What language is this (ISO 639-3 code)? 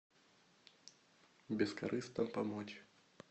rus